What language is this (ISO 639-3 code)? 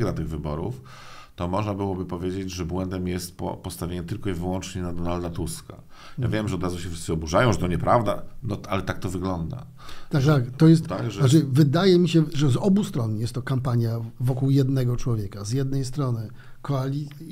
pol